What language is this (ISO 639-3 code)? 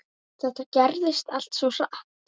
isl